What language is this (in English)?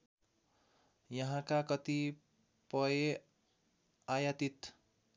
Nepali